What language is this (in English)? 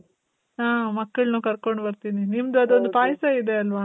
Kannada